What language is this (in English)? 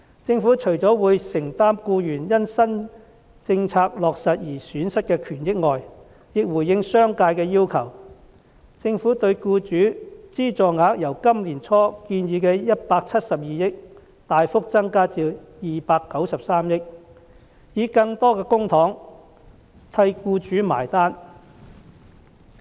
Cantonese